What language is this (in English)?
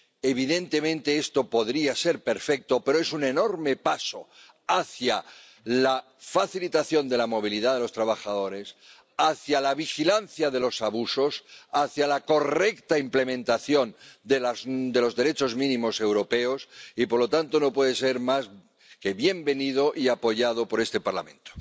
Spanish